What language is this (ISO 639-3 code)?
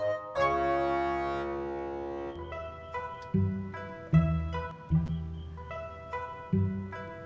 ind